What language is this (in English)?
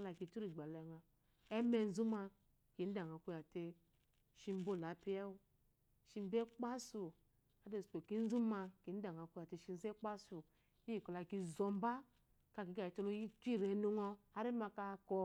Eloyi